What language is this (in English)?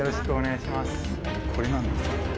Japanese